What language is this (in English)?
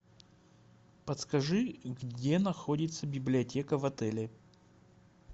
Russian